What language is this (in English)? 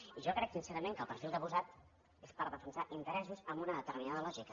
Catalan